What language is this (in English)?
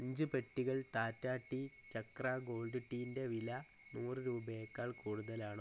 Malayalam